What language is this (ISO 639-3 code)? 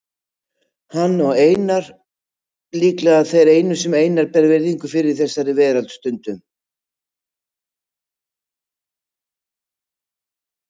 isl